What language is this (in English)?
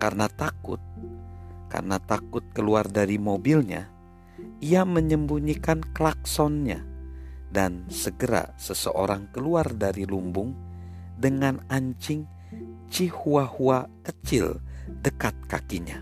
Indonesian